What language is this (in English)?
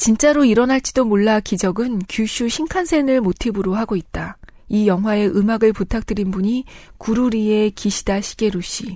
Korean